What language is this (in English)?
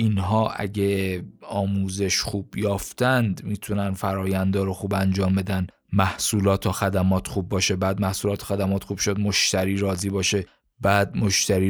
Persian